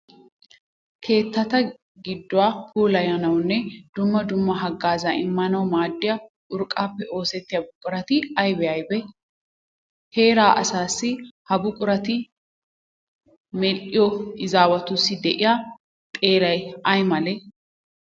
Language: Wolaytta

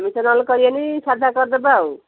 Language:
Odia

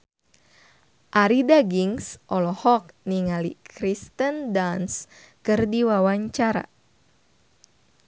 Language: Sundanese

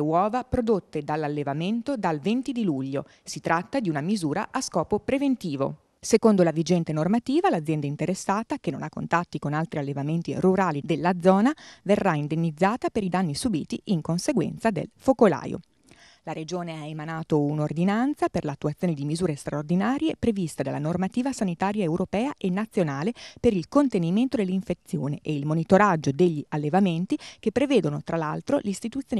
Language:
Italian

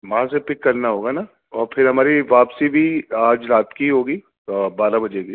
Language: Urdu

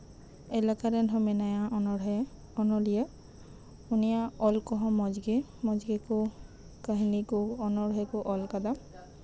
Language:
Santali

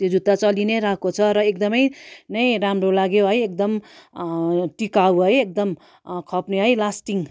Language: Nepali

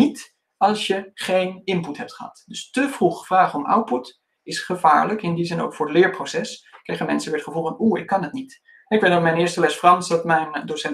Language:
Dutch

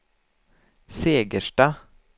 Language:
Swedish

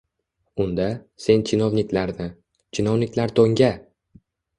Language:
Uzbek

